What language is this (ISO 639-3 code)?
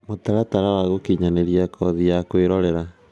kik